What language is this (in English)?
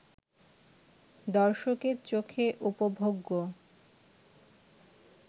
Bangla